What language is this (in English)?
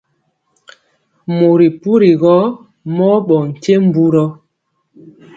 Mpiemo